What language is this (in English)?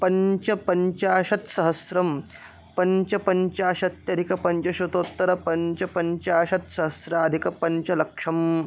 Sanskrit